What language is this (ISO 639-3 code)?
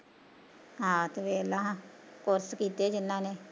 pan